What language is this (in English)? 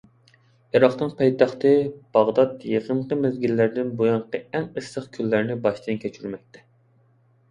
Uyghur